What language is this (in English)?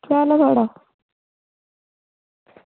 Dogri